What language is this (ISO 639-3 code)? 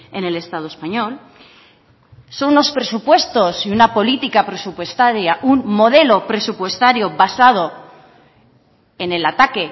spa